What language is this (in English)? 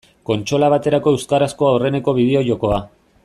Basque